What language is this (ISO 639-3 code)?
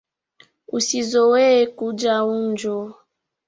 swa